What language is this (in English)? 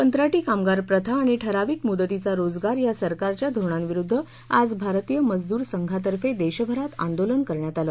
Marathi